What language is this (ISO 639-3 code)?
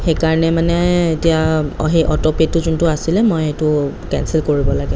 asm